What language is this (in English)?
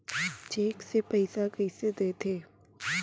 Chhattisgarhi